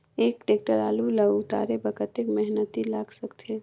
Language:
Chhattisgarhi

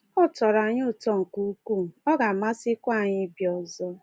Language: Igbo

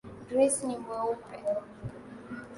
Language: Swahili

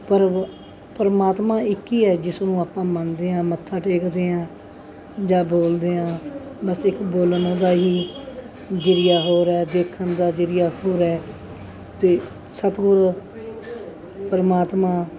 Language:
Punjabi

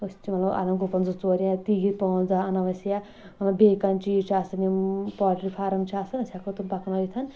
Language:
Kashmiri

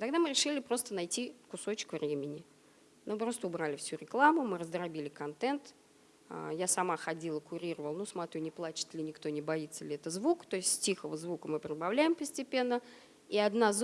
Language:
Russian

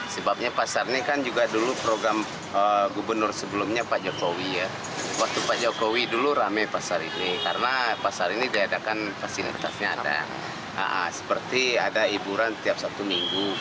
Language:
Indonesian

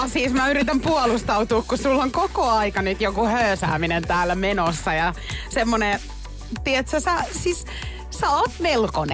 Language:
Finnish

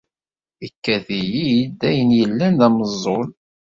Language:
Kabyle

